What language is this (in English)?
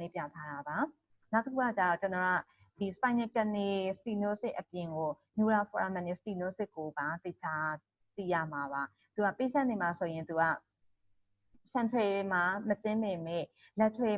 English